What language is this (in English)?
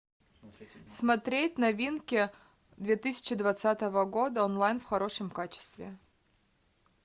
Russian